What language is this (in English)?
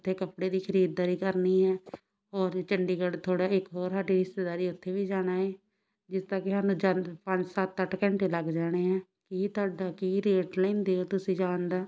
Punjabi